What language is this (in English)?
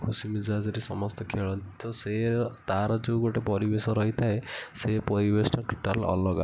Odia